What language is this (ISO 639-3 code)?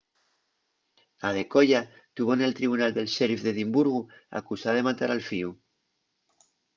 ast